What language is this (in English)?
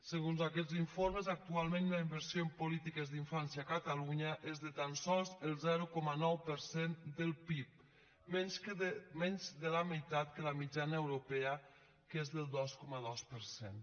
Catalan